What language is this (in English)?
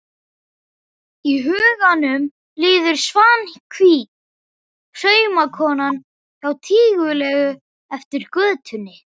Icelandic